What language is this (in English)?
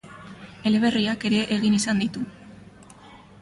Basque